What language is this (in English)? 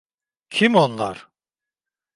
Turkish